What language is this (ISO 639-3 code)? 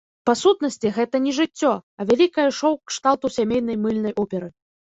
bel